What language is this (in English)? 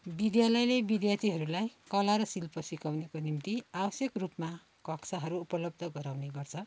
Nepali